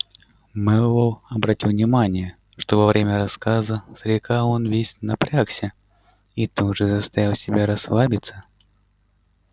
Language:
Russian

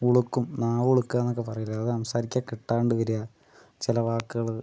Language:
Malayalam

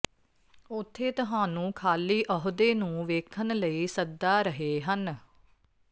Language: Punjabi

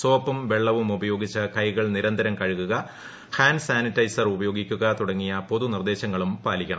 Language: Malayalam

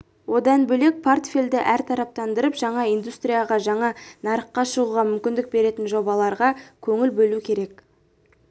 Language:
Kazakh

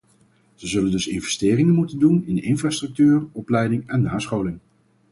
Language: Dutch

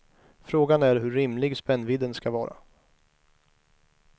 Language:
Swedish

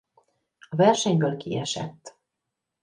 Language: Hungarian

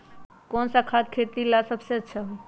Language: Magahi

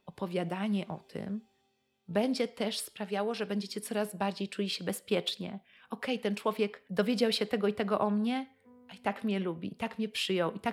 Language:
Polish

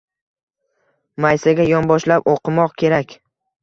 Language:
Uzbek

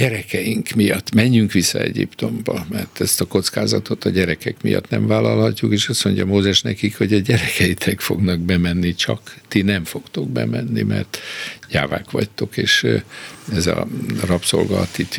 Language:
Hungarian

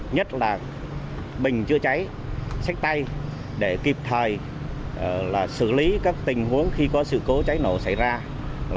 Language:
Vietnamese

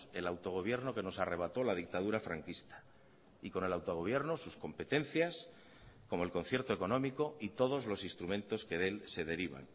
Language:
Spanish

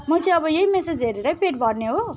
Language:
Nepali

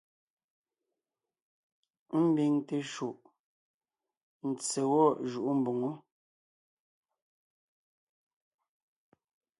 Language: Ngiemboon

